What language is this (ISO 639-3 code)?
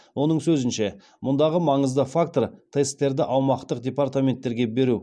kaz